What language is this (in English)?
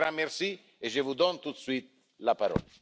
French